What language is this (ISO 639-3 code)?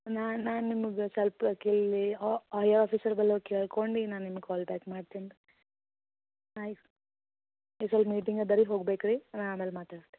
kan